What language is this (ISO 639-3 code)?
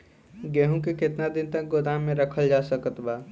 bho